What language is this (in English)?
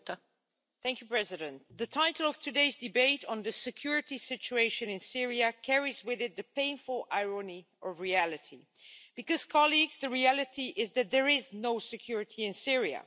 English